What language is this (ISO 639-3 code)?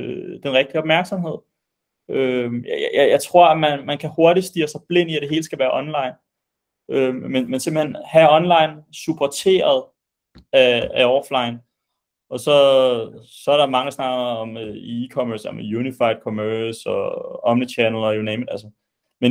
dan